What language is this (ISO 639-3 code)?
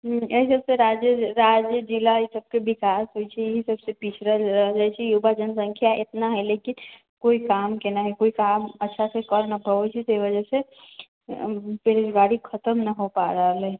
mai